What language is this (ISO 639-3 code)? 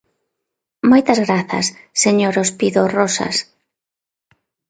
glg